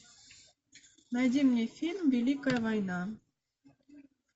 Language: Russian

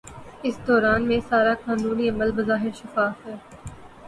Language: Urdu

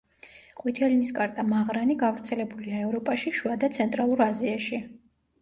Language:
Georgian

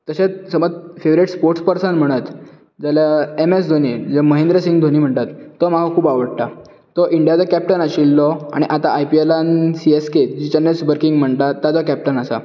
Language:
Konkani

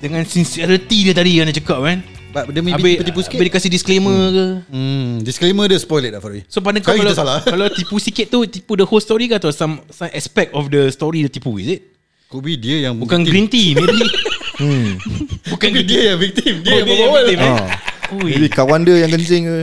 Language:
Malay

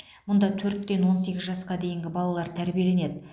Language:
Kazakh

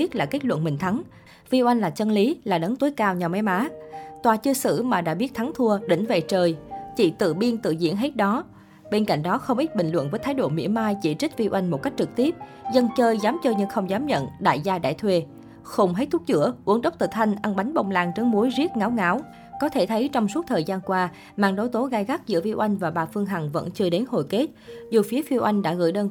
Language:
Vietnamese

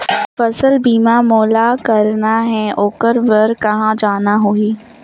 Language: Chhattisgarhi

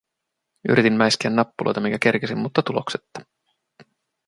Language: Finnish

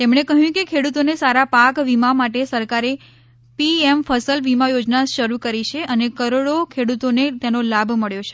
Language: Gujarati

